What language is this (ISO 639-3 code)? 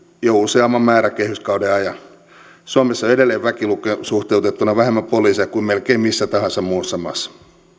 fin